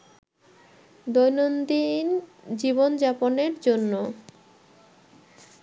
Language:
Bangla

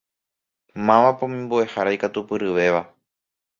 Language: Guarani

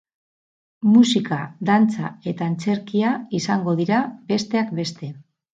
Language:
Basque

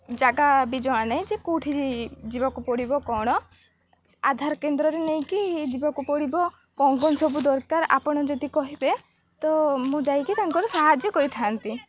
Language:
Odia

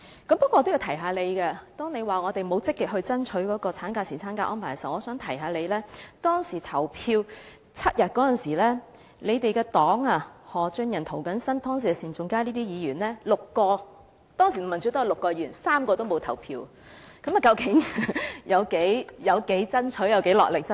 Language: Cantonese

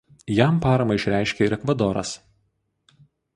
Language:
Lithuanian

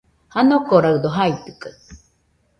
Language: Nüpode Huitoto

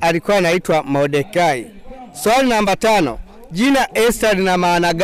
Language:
Swahili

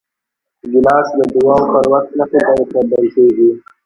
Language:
Pashto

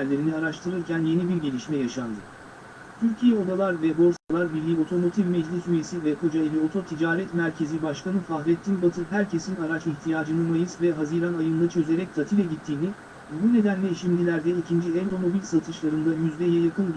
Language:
Turkish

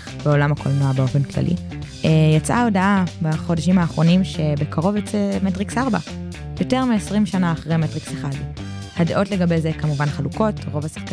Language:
Hebrew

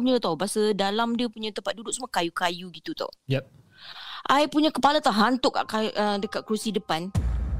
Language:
Malay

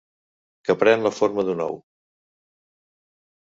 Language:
Catalan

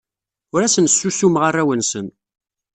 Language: Kabyle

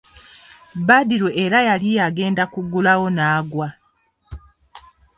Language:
Ganda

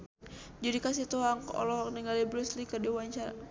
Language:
Sundanese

